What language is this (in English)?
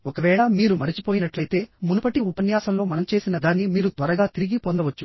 Telugu